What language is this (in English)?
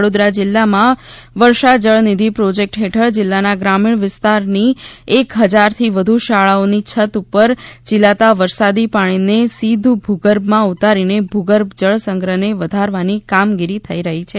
Gujarati